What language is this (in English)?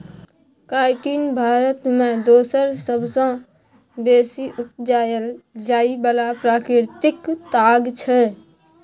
Maithili